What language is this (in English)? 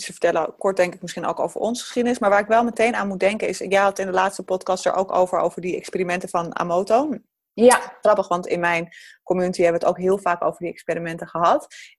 Dutch